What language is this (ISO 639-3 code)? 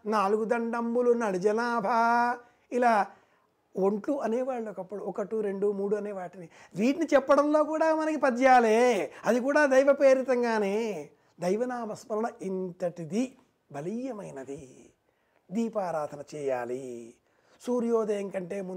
tel